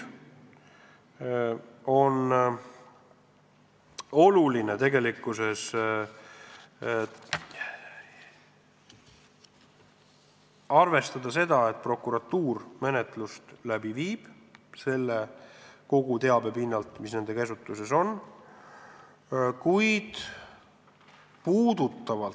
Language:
Estonian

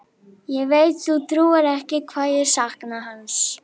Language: Icelandic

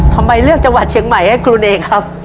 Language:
Thai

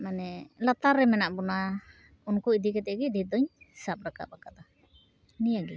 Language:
Santali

